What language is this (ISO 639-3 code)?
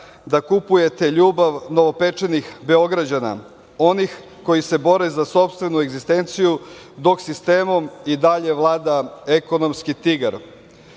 srp